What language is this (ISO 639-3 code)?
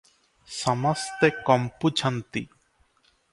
ori